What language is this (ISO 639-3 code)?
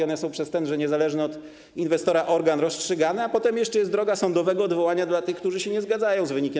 pol